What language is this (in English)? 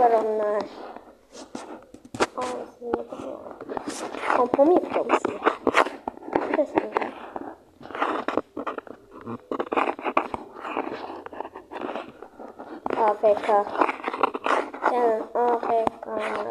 Turkish